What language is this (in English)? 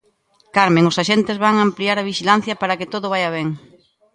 Galician